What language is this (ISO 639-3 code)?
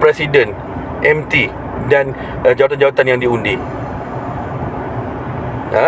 msa